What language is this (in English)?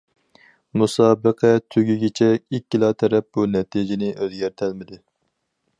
Uyghur